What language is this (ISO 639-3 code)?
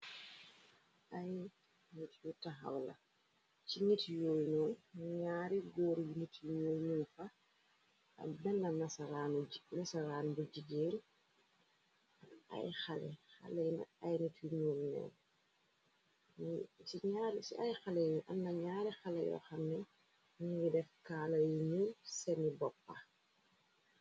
wol